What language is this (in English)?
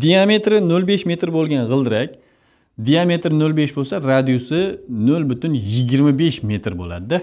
Turkish